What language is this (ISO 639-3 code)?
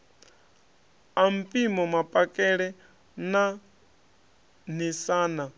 ven